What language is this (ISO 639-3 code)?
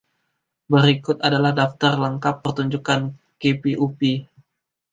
ind